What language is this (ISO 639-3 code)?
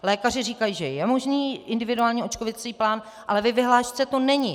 ces